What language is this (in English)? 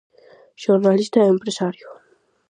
Galician